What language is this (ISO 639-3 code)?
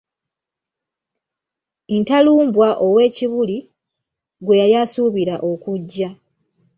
lug